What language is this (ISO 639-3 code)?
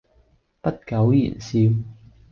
yue